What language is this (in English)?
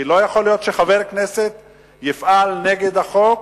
Hebrew